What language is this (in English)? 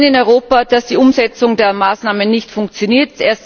German